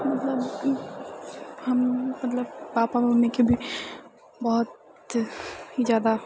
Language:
Maithili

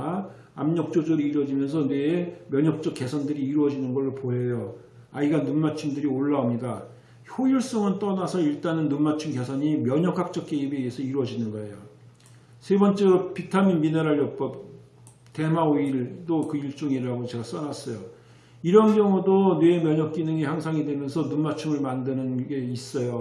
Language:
Korean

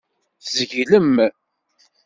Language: Kabyle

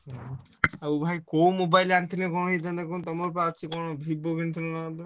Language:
Odia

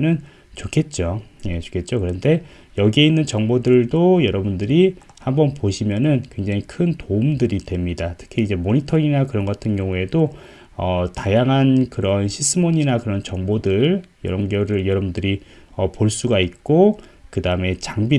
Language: Korean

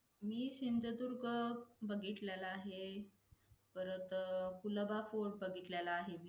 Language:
Marathi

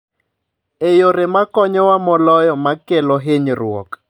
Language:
Luo (Kenya and Tanzania)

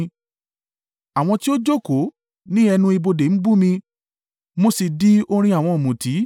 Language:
Yoruba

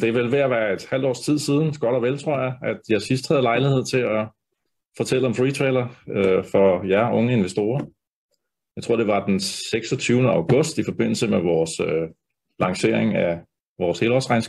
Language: Danish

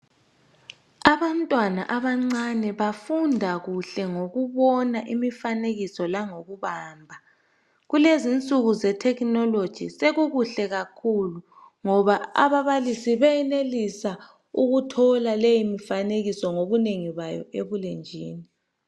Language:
North Ndebele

